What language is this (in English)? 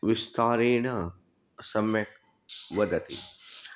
Sanskrit